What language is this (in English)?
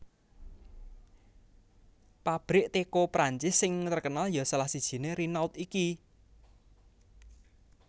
Javanese